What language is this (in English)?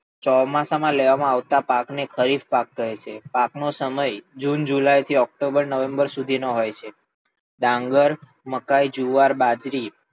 Gujarati